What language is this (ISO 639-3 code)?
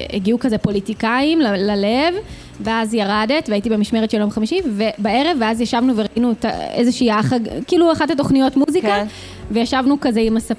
heb